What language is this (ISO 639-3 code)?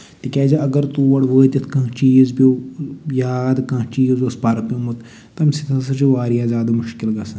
kas